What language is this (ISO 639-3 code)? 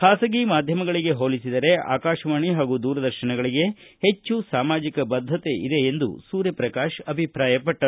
kan